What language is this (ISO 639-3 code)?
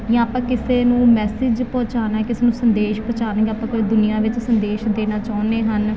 pan